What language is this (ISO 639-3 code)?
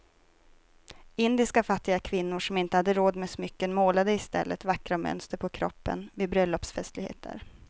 swe